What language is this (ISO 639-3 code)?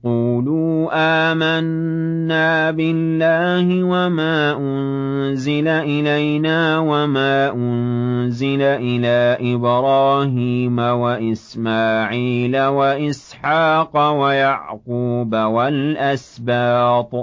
ara